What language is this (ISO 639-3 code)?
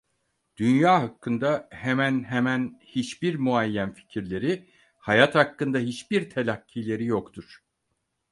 tur